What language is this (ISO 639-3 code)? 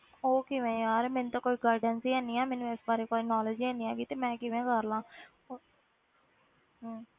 pan